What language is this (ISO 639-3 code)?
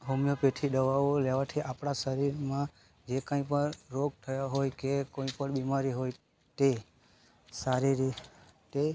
guj